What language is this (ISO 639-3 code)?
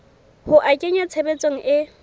sot